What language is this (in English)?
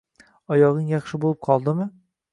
Uzbek